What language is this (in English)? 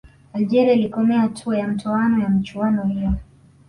Swahili